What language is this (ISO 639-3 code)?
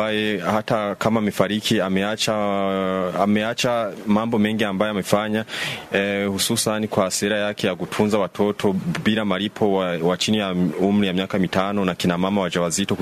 swa